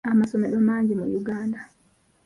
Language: Ganda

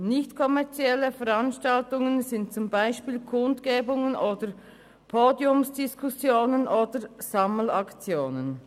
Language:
Swiss German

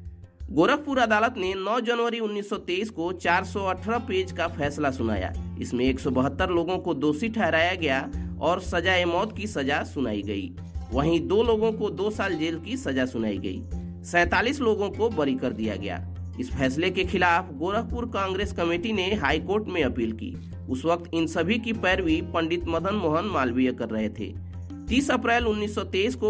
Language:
Hindi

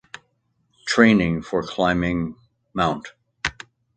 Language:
English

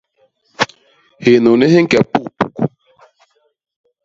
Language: Basaa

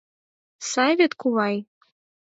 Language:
Mari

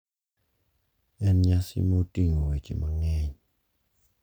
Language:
Luo (Kenya and Tanzania)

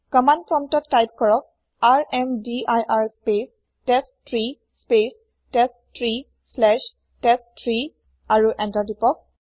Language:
Assamese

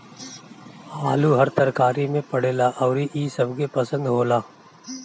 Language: Bhojpuri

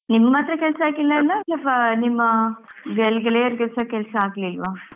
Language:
Kannada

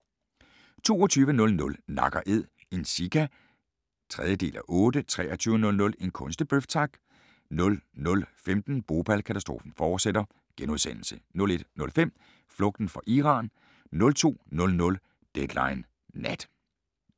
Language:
Danish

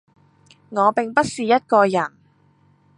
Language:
Cantonese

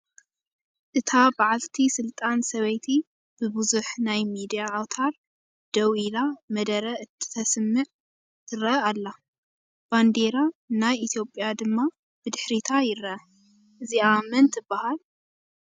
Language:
Tigrinya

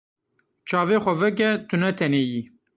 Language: Kurdish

